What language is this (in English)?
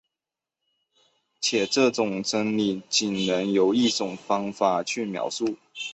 Chinese